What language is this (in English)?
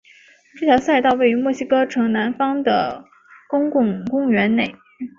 Chinese